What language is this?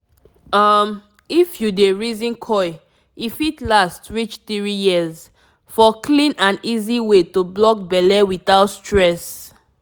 Nigerian Pidgin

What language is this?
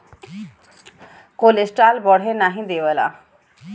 Bhojpuri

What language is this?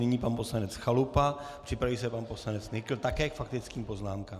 Czech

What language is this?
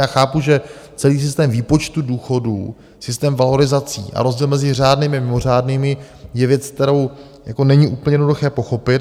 Czech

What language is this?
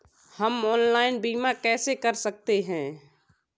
Hindi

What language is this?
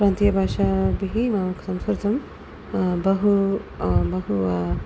Sanskrit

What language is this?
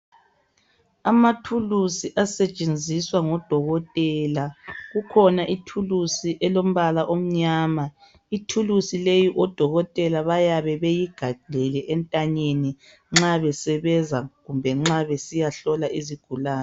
North Ndebele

